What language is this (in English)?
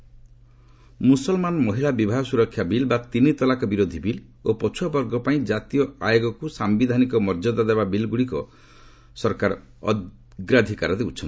Odia